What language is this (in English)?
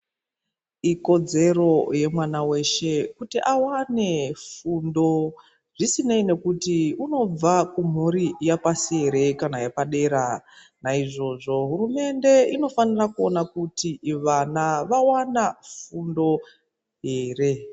Ndau